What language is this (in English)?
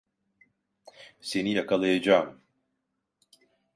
Turkish